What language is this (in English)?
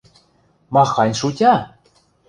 Western Mari